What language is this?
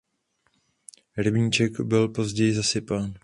Czech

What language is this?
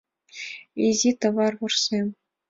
Mari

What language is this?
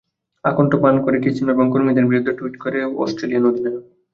Bangla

